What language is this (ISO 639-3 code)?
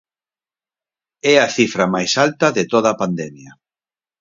glg